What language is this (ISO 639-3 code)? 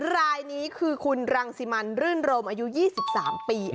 tha